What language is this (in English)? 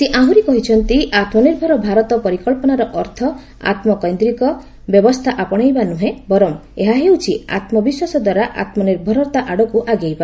Odia